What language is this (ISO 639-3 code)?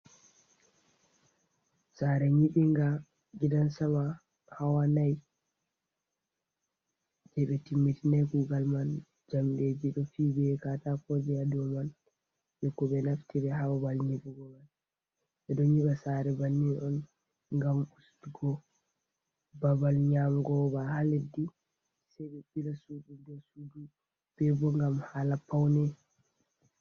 ful